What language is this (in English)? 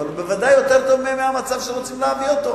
Hebrew